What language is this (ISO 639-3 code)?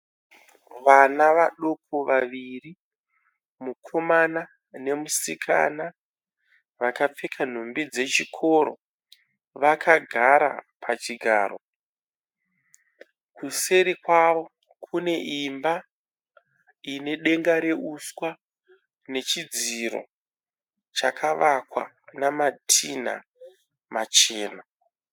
sna